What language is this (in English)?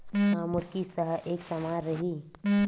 Chhattisgarhi